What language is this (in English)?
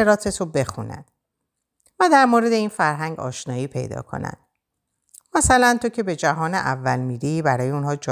Persian